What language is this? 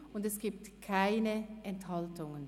Swiss German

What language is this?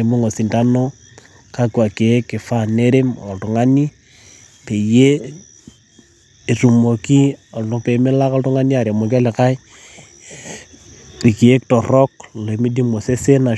Masai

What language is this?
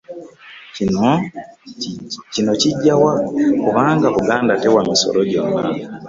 Ganda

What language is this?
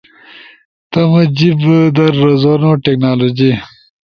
Ushojo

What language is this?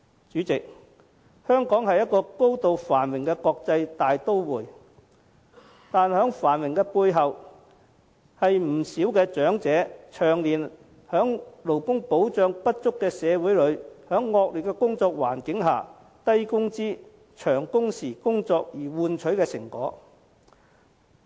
Cantonese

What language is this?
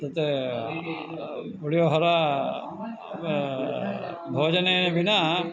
Sanskrit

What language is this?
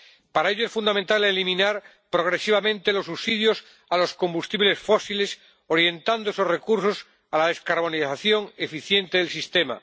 Spanish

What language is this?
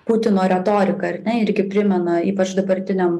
Lithuanian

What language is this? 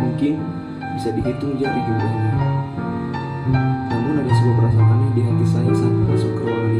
Indonesian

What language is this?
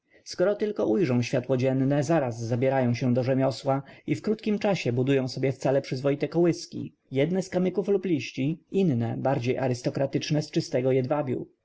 Polish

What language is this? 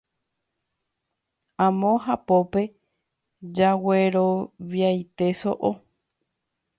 Guarani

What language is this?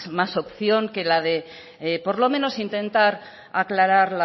Spanish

